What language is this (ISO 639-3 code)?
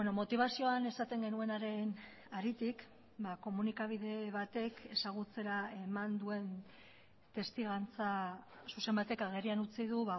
eus